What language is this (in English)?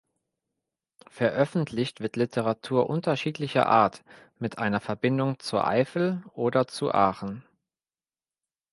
German